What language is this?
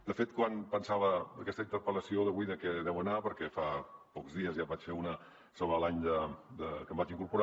Catalan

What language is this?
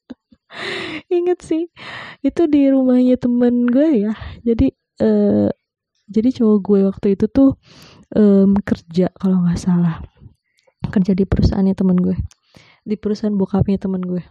Indonesian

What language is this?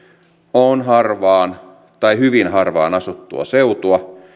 Finnish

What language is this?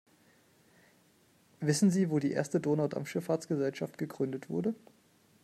German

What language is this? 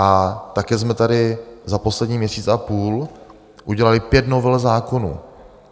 Czech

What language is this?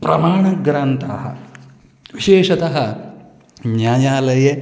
Sanskrit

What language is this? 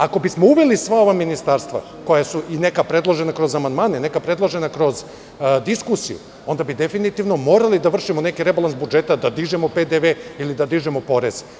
Serbian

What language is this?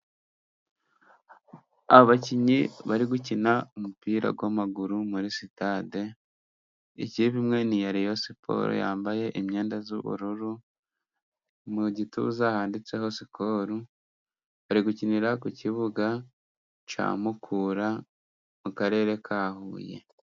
Kinyarwanda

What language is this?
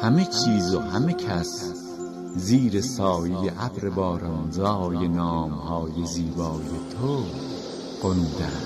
Persian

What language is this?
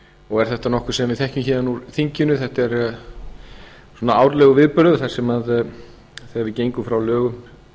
Icelandic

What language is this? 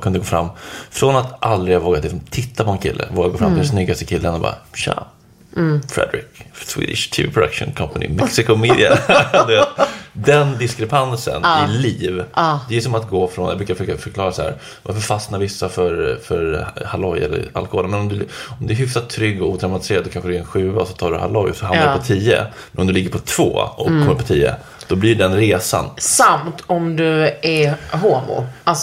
Swedish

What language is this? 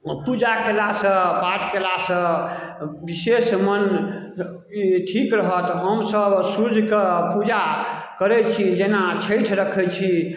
Maithili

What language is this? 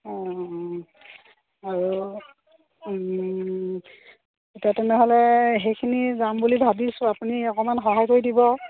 Assamese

